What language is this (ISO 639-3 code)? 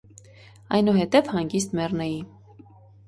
hye